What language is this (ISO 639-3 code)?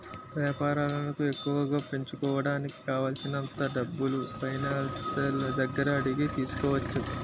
tel